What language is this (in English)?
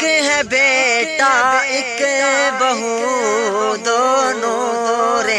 Urdu